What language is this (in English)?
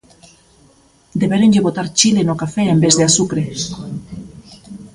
Galician